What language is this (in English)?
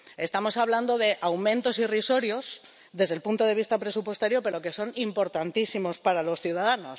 Spanish